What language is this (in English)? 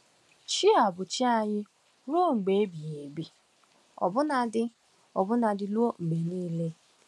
Igbo